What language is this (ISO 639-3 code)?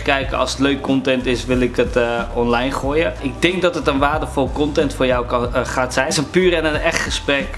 nld